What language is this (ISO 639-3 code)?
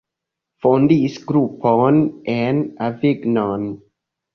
epo